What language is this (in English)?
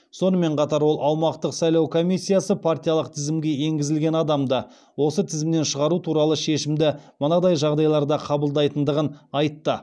Kazakh